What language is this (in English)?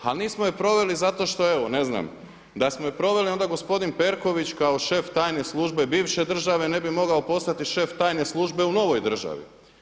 Croatian